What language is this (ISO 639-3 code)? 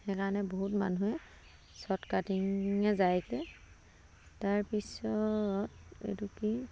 asm